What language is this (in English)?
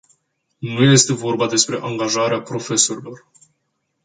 Romanian